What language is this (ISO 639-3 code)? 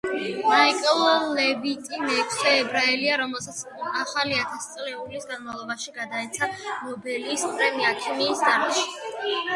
kat